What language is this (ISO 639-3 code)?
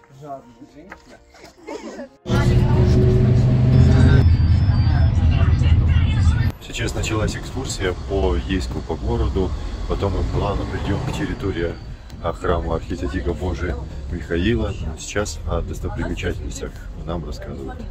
rus